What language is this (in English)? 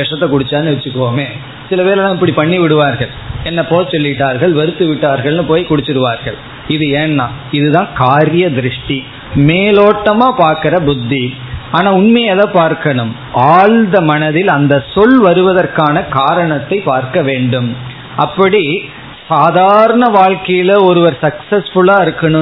Tamil